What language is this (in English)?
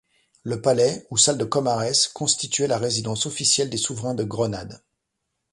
French